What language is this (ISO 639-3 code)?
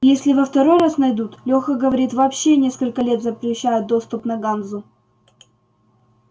rus